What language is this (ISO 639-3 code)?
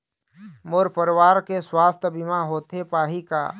hne